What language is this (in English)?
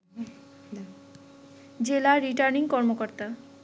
Bangla